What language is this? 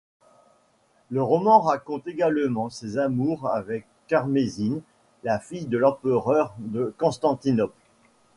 French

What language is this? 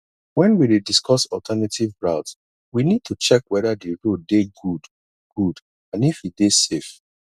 Nigerian Pidgin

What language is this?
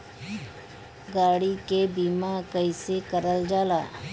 Bhojpuri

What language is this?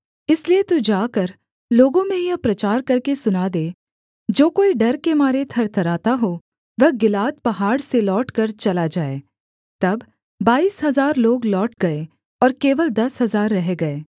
Hindi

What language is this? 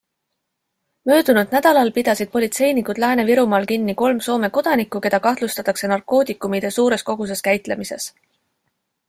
Estonian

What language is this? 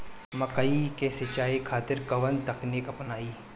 Bhojpuri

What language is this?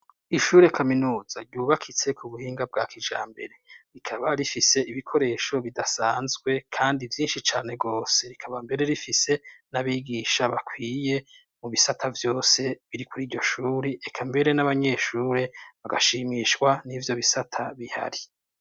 Rundi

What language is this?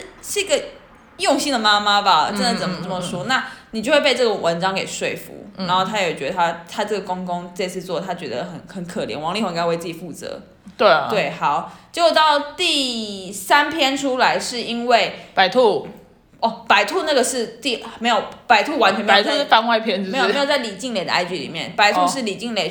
Chinese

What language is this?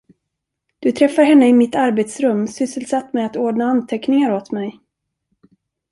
Swedish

